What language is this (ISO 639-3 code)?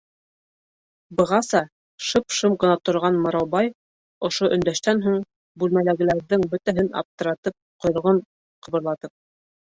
bak